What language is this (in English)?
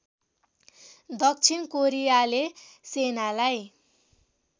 Nepali